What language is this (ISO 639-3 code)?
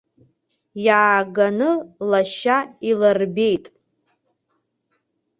abk